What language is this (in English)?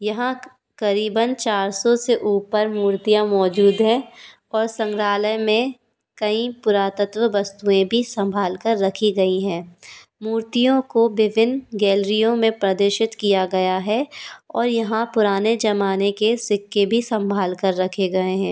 Hindi